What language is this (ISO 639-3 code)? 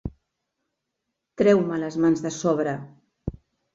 cat